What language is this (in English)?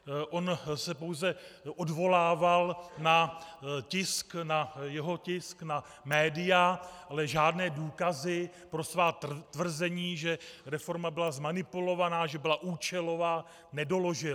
Czech